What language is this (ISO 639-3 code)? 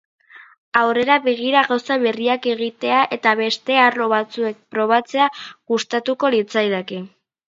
eus